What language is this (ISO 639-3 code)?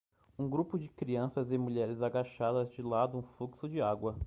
por